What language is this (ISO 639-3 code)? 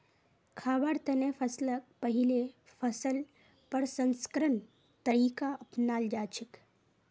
mag